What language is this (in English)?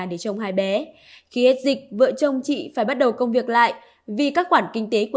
Vietnamese